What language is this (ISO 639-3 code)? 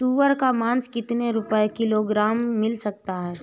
hin